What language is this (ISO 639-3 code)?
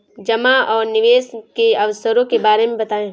hin